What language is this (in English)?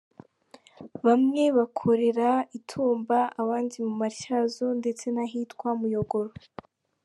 Kinyarwanda